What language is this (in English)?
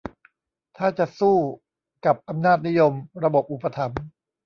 Thai